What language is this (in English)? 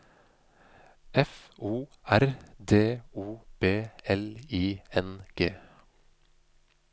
Norwegian